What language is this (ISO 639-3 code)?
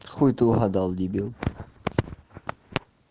rus